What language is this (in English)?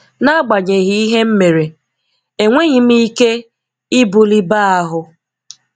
Igbo